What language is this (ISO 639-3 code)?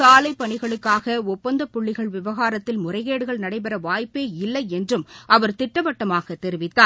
tam